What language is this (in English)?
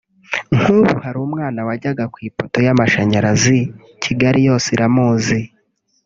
Kinyarwanda